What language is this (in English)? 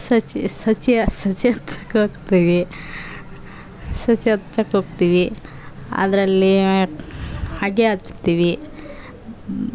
Kannada